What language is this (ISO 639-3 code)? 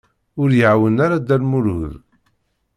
kab